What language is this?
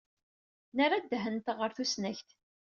Kabyle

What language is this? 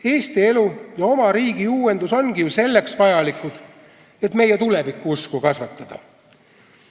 Estonian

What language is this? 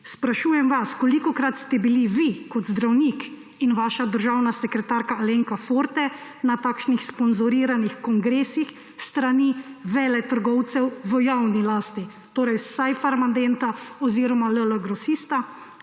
Slovenian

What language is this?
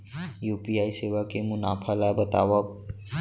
Chhattisgarhi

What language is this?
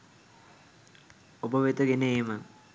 Sinhala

